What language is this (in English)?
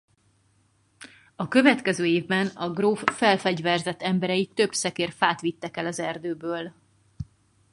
Hungarian